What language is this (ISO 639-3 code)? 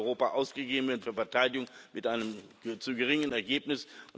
deu